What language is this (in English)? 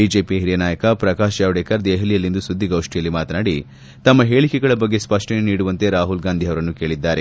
Kannada